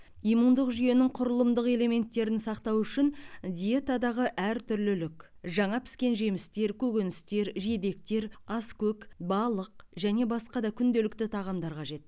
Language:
Kazakh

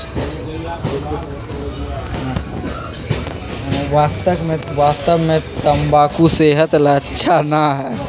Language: Magahi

